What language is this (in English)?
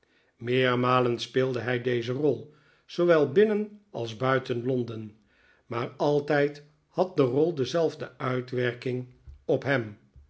Dutch